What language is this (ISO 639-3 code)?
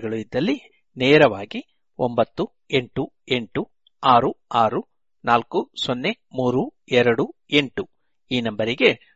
kan